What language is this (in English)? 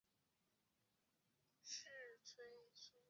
Chinese